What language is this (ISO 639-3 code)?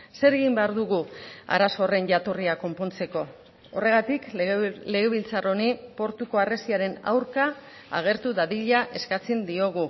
eus